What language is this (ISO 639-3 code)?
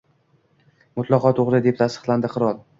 uzb